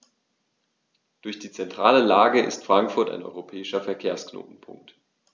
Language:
German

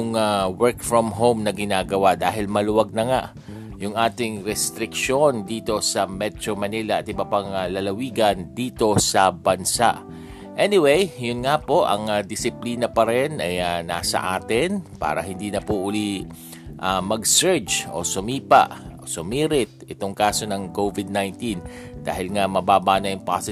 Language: Filipino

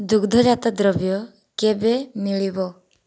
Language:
Odia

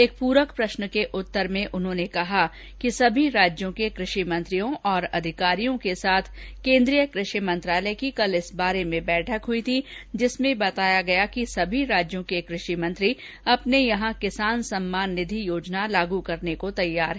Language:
Hindi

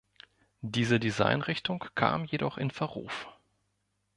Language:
German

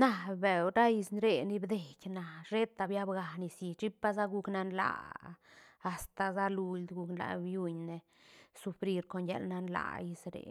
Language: Santa Catarina Albarradas Zapotec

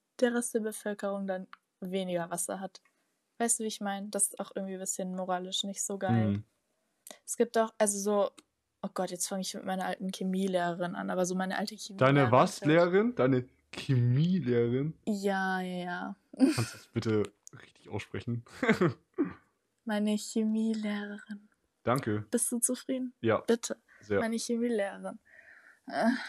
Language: German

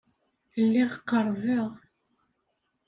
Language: Kabyle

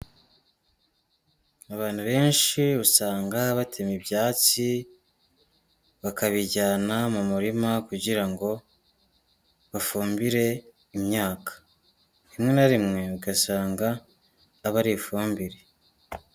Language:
Kinyarwanda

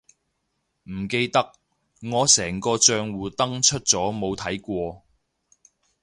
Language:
Cantonese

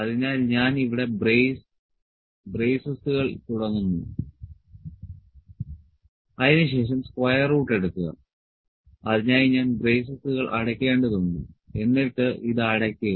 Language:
Malayalam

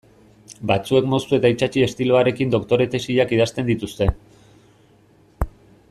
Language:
Basque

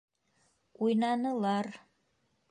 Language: Bashkir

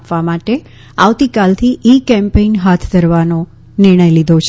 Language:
Gujarati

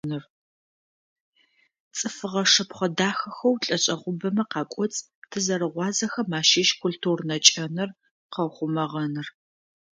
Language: Adyghe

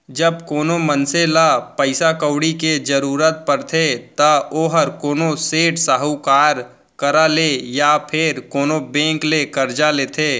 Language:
Chhattisgarhi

